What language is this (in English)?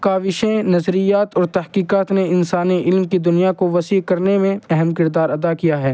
Urdu